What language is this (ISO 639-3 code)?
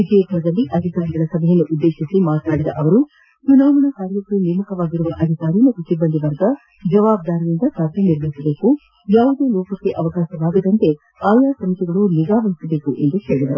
kan